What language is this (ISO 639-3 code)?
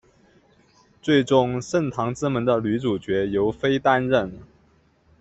zho